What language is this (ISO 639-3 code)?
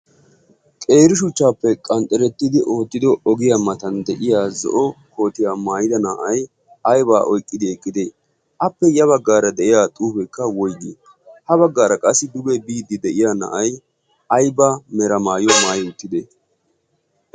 wal